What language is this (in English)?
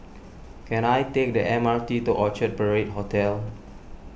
English